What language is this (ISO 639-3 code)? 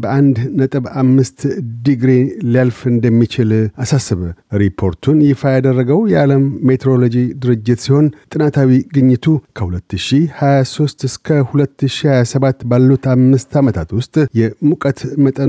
amh